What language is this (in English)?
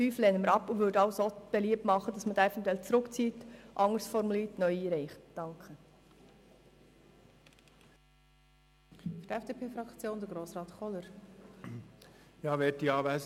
Swiss German